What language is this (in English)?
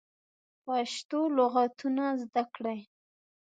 Pashto